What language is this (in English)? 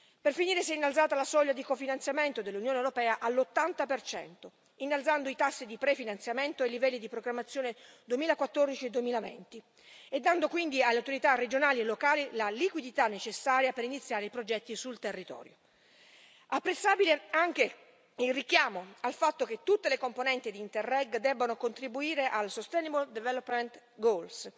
Italian